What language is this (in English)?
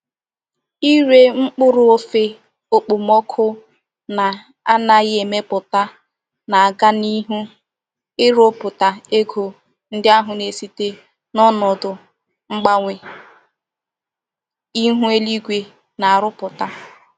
Igbo